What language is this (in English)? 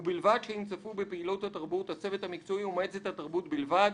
Hebrew